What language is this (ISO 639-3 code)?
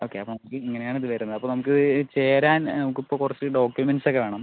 mal